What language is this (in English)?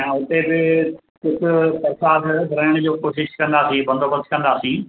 Sindhi